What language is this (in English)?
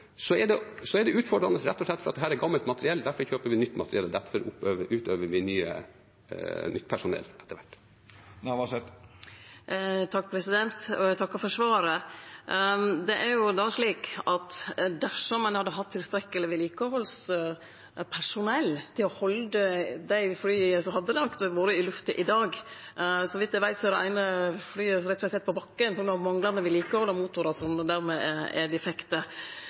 Norwegian